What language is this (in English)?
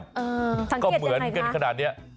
Thai